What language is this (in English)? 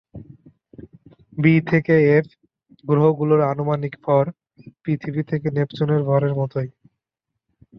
Bangla